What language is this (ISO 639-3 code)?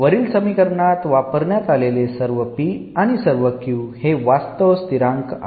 mar